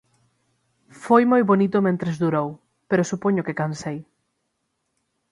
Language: Galician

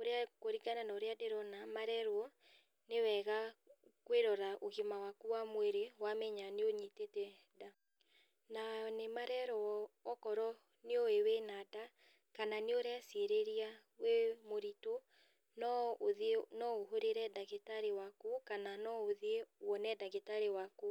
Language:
Kikuyu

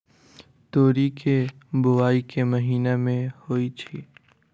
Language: Maithili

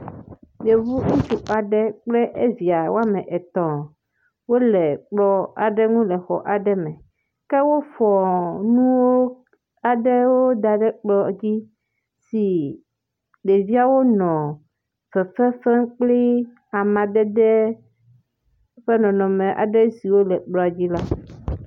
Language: Ewe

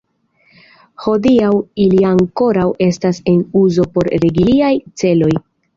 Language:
Esperanto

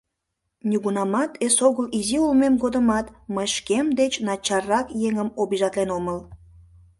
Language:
Mari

